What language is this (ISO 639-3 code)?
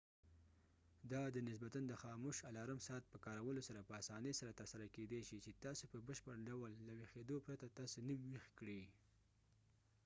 pus